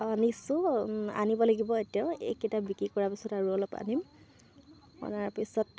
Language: Assamese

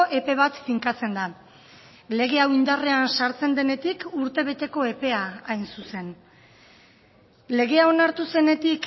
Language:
Basque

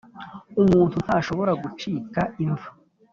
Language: Kinyarwanda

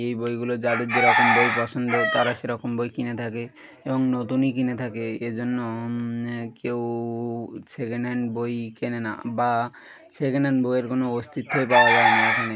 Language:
Bangla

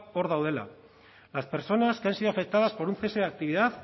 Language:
Spanish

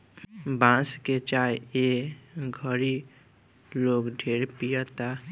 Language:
Bhojpuri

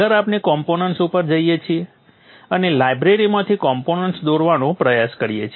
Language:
Gujarati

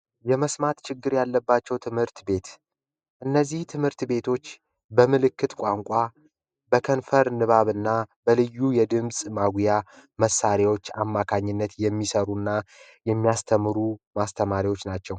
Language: Amharic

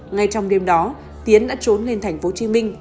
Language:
Vietnamese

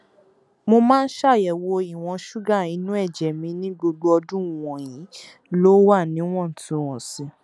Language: Yoruba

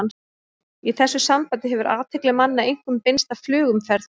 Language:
Icelandic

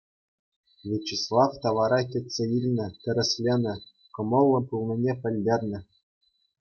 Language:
Chuvash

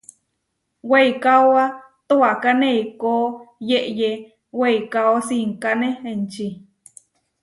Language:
Huarijio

